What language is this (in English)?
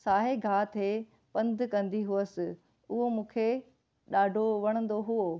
Sindhi